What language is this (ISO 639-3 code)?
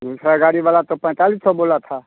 hin